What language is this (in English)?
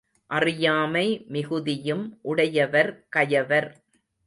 Tamil